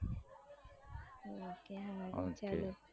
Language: Gujarati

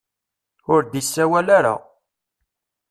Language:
Kabyle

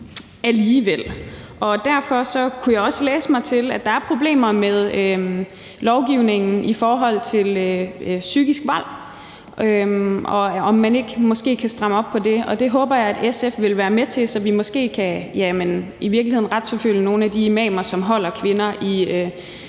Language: Danish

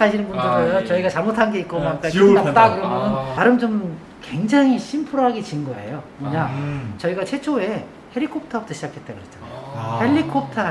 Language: Korean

